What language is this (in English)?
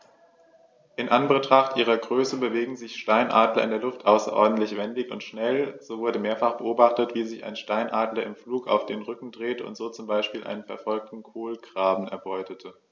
German